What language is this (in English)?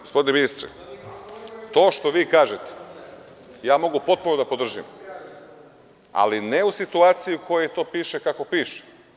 Serbian